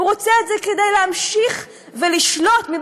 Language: Hebrew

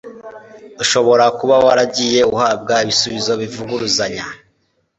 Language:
Kinyarwanda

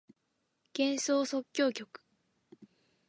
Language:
Japanese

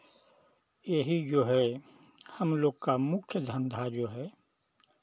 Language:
Hindi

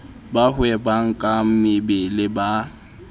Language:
Southern Sotho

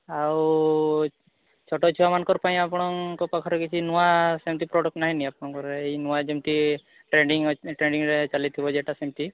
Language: Odia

